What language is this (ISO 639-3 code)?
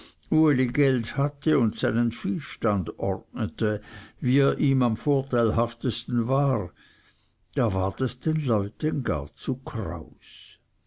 deu